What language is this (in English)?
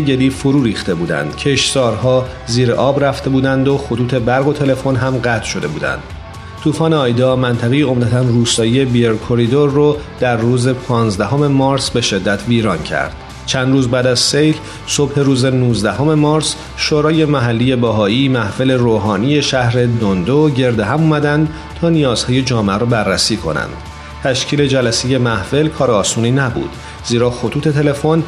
Persian